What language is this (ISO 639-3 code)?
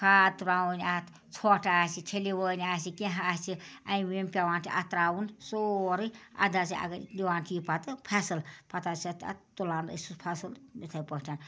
kas